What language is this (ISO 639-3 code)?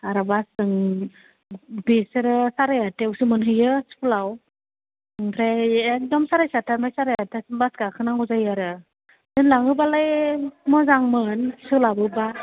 brx